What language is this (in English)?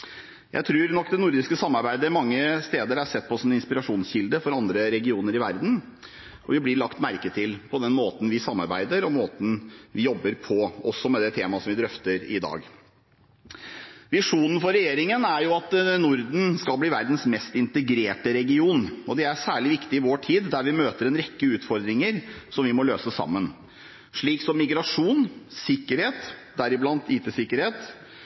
Norwegian Bokmål